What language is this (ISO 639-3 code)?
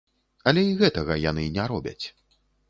bel